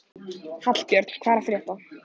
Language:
Icelandic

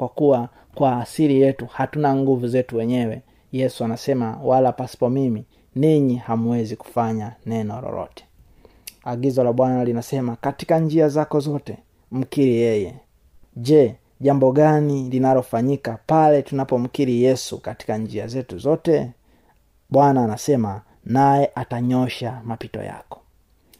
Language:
Swahili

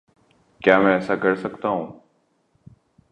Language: Urdu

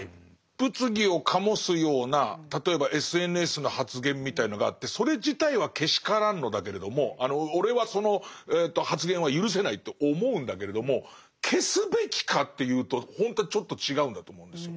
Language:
Japanese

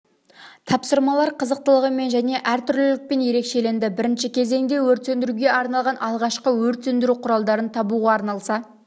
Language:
Kazakh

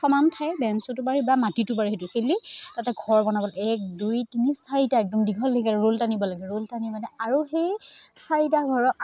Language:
Assamese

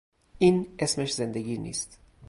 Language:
Persian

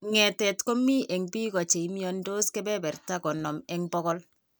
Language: Kalenjin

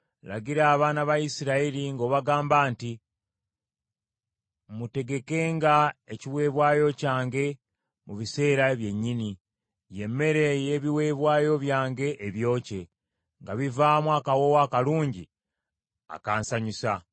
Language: Ganda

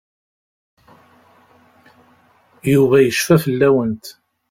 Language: Kabyle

